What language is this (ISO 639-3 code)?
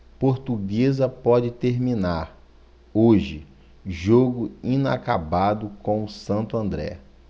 por